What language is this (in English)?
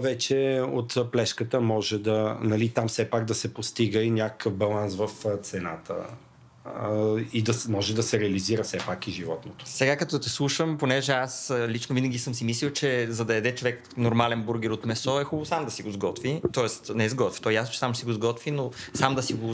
Bulgarian